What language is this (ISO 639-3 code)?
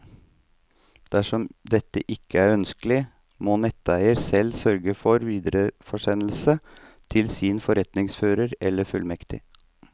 nor